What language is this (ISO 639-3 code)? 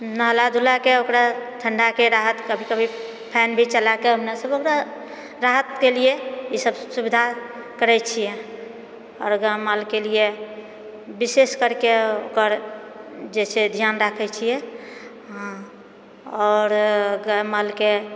mai